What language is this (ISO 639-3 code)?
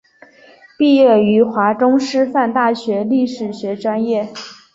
zho